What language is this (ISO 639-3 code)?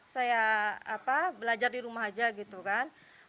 ind